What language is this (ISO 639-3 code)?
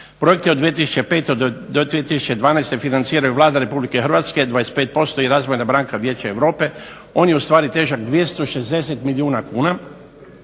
hrv